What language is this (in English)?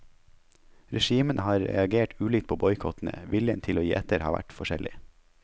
Norwegian